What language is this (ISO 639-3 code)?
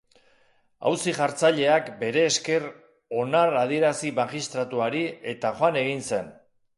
eus